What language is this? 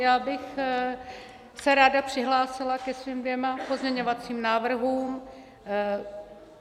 Czech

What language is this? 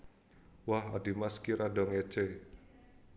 Javanese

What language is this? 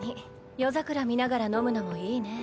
Japanese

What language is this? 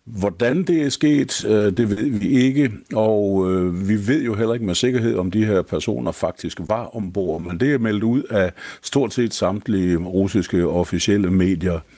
Danish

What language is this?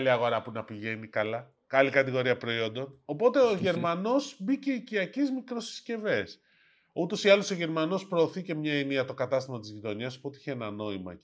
Greek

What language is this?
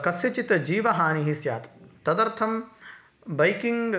Sanskrit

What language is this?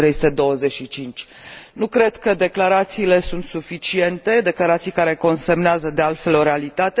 Romanian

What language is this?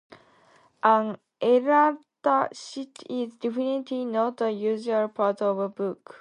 English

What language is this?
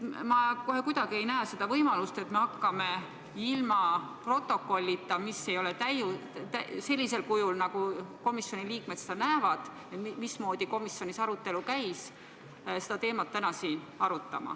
Estonian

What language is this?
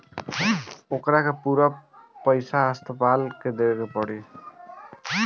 Bhojpuri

